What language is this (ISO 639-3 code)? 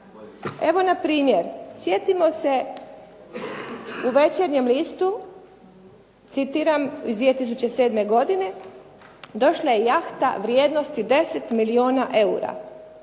hrv